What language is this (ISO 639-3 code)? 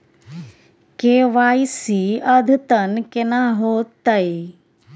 mai